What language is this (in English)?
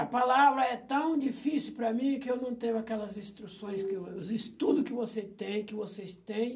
Portuguese